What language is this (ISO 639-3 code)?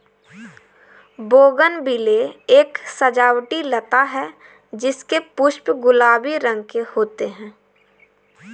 hin